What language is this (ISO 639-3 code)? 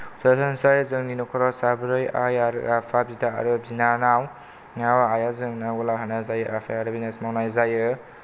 brx